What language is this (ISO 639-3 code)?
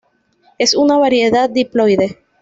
spa